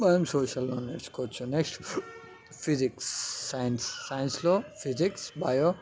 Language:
Telugu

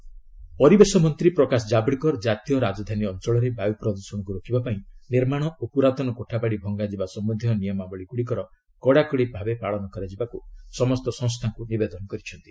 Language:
Odia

